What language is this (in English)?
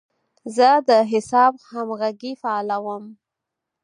Pashto